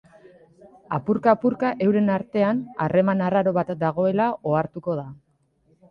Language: Basque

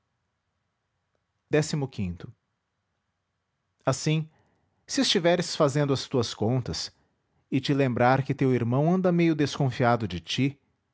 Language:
Portuguese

